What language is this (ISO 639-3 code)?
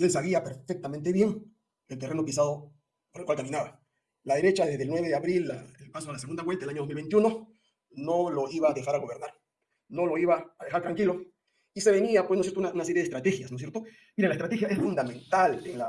spa